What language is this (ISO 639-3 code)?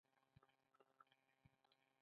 pus